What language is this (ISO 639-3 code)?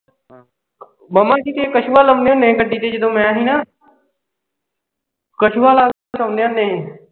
pan